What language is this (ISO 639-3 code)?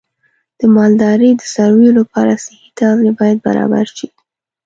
pus